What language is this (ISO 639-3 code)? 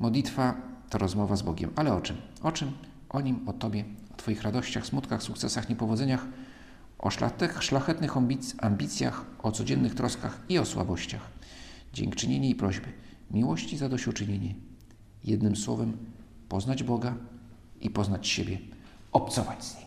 pol